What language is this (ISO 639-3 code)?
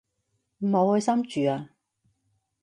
yue